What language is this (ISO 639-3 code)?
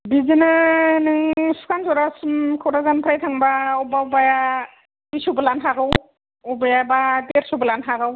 brx